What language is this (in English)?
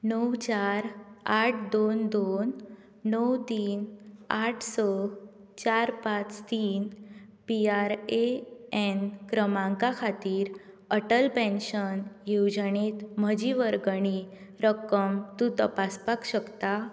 Konkani